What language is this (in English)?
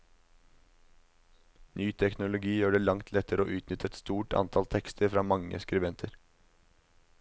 Norwegian